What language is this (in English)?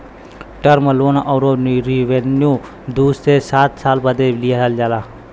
Bhojpuri